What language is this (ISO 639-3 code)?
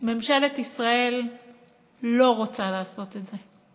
heb